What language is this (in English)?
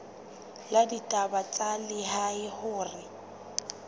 Southern Sotho